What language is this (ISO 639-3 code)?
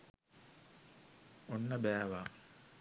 sin